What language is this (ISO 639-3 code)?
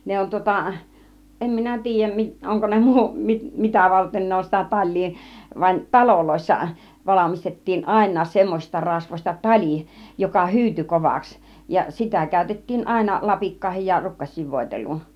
fin